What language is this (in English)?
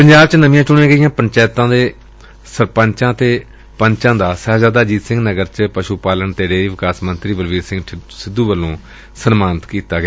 Punjabi